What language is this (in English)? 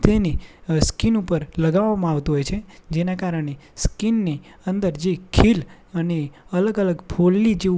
Gujarati